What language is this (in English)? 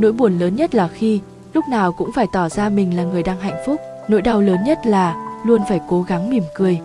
Vietnamese